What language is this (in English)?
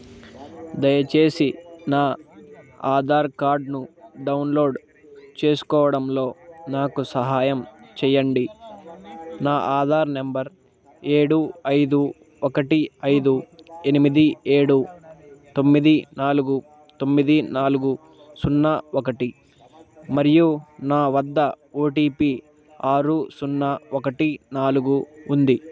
Telugu